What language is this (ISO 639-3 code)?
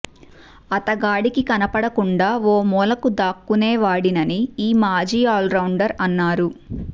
tel